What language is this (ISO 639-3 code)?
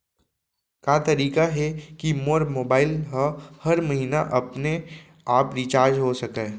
hne